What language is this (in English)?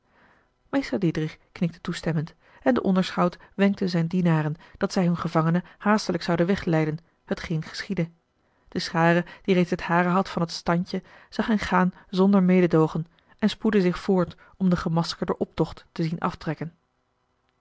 Dutch